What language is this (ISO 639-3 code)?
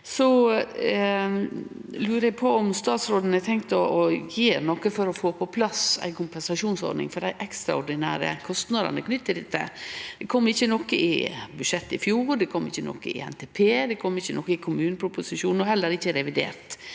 nor